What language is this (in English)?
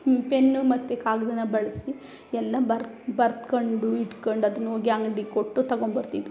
Kannada